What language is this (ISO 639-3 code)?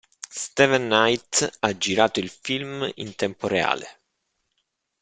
ita